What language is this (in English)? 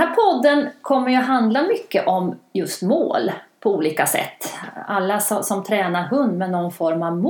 Swedish